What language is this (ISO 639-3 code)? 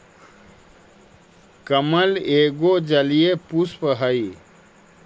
mag